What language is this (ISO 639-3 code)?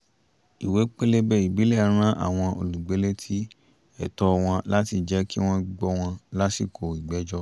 yor